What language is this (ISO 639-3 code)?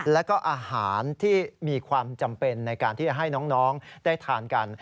tha